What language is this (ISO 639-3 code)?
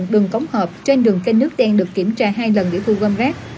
vie